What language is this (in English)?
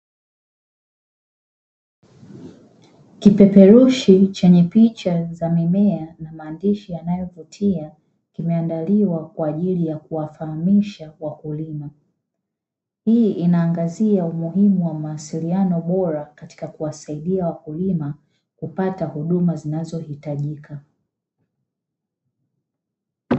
Swahili